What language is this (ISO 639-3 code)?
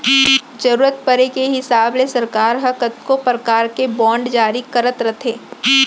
hne